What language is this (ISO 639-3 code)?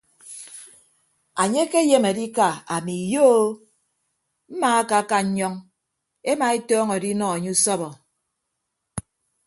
ibb